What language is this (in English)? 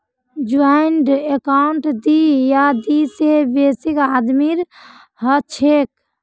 Magahi